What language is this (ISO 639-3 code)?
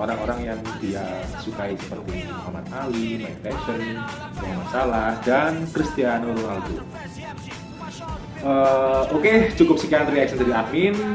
ind